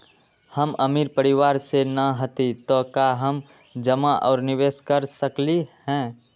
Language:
Magahi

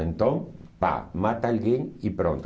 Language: Portuguese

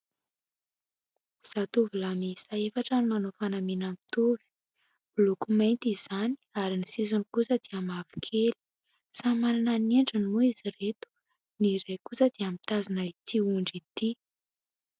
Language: Malagasy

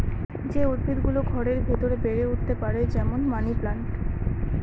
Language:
Bangla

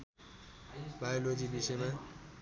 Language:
Nepali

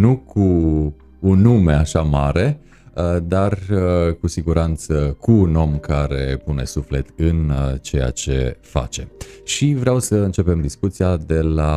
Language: Romanian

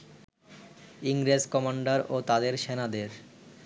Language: Bangla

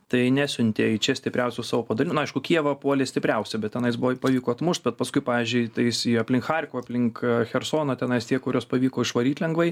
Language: Lithuanian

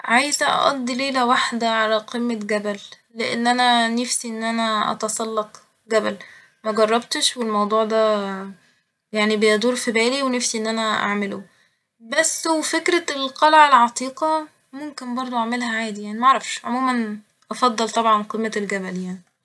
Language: Egyptian Arabic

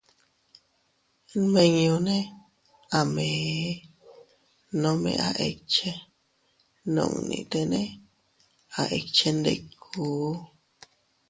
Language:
Teutila Cuicatec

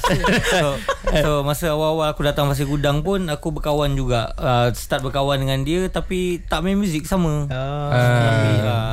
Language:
Malay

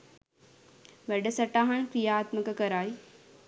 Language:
Sinhala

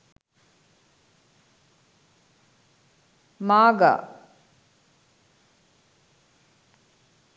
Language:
Sinhala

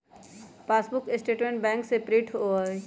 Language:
Magahi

